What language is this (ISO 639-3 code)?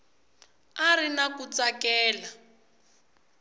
tso